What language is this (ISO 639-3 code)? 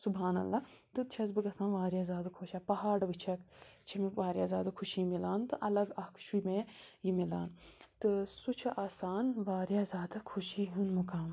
kas